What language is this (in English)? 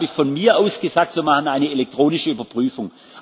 German